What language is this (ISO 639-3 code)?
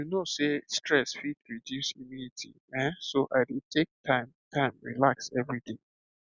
pcm